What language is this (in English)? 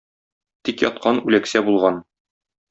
Tatar